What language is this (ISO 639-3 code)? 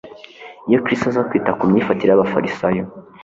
kin